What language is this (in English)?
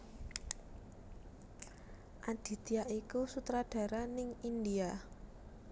Javanese